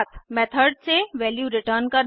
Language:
Hindi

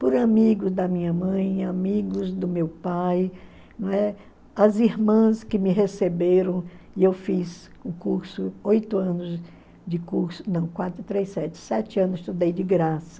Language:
Portuguese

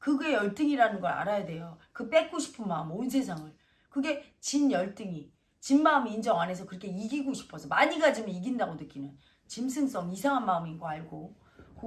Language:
Korean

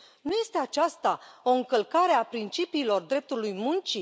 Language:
Romanian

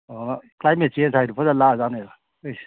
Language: Manipuri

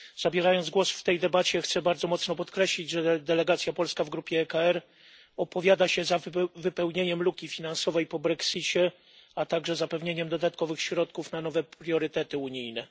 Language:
Polish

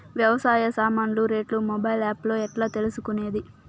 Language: Telugu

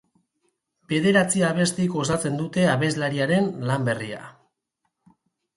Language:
Basque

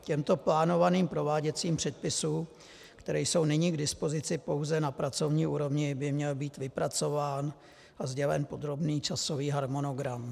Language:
Czech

